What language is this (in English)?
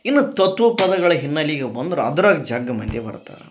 Kannada